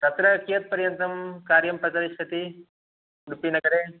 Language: Sanskrit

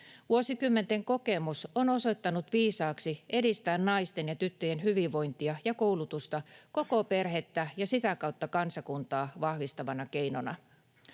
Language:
Finnish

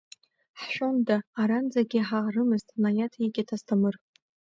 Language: Abkhazian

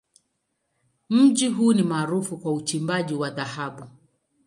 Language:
Swahili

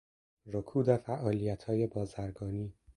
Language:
Persian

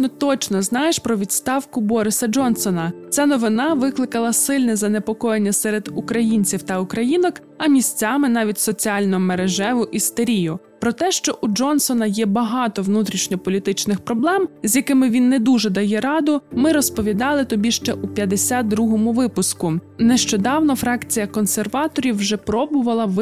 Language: Ukrainian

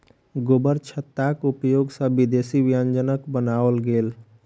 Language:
Maithili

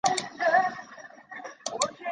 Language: Chinese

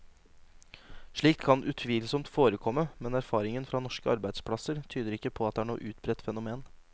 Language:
Norwegian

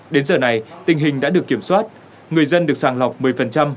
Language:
Vietnamese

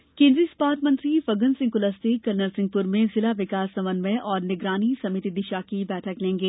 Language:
Hindi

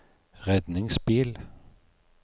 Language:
Norwegian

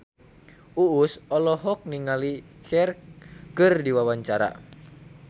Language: Sundanese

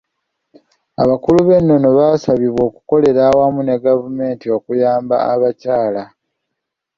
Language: Ganda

